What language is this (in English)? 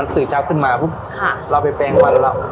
Thai